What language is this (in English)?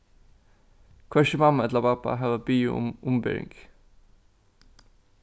Faroese